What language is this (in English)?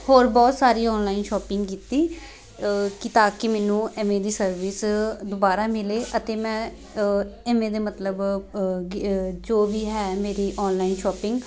Punjabi